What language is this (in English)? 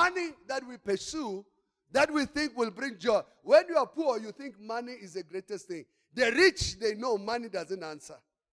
English